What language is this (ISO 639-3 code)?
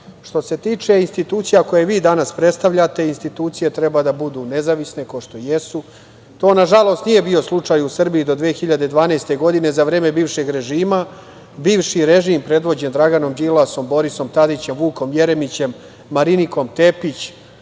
srp